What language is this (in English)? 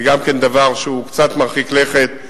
Hebrew